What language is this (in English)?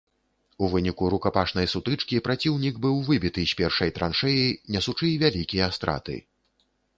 Belarusian